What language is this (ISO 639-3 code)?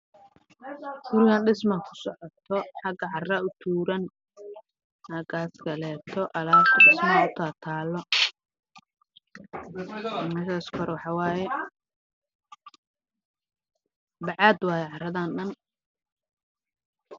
som